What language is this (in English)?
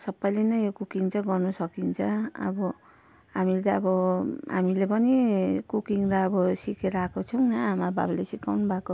Nepali